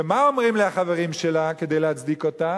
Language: Hebrew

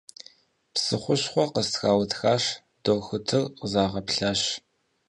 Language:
Kabardian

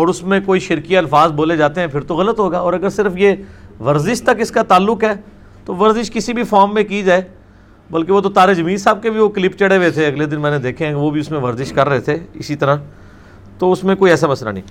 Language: Urdu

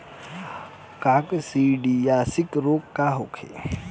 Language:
Bhojpuri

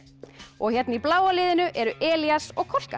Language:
Icelandic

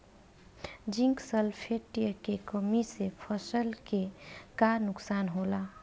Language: Bhojpuri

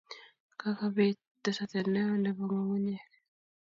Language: Kalenjin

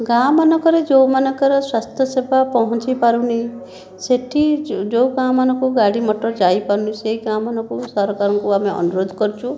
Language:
Odia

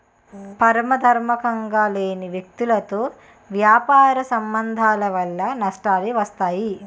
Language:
Telugu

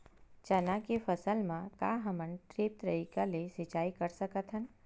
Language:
Chhattisgarhi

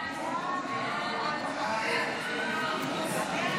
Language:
Hebrew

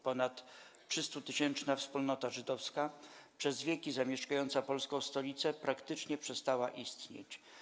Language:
Polish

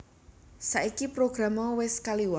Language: Javanese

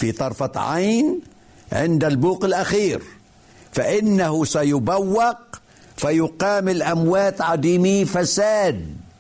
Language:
Arabic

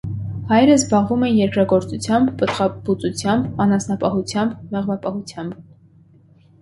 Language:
Armenian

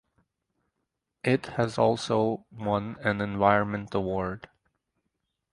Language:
English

